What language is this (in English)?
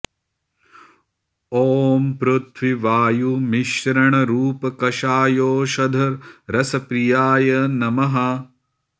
Sanskrit